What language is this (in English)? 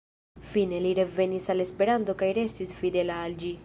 Esperanto